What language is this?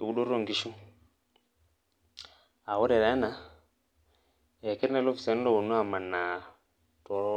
Masai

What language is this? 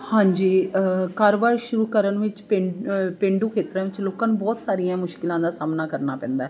Punjabi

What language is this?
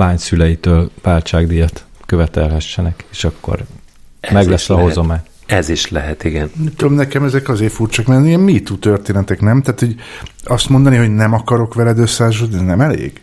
Hungarian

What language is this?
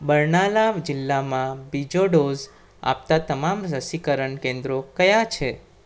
Gujarati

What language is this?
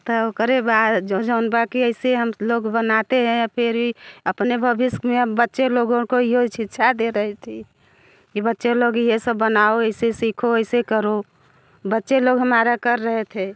Hindi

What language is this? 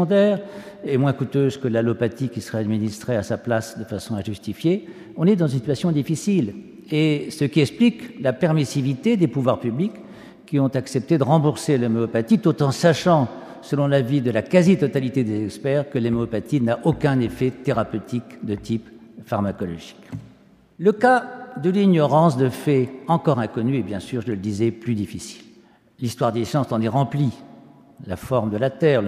French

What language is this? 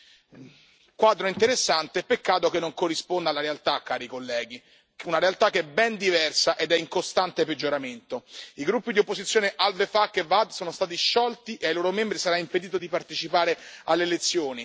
Italian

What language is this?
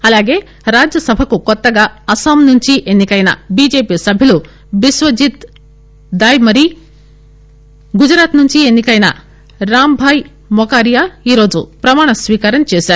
Telugu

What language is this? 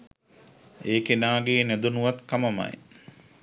Sinhala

